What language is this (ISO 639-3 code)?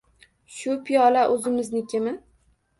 uzb